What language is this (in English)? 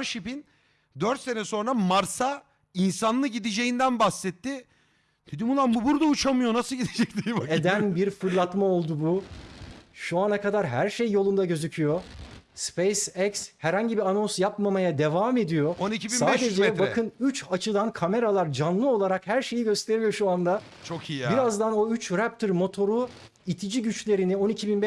Turkish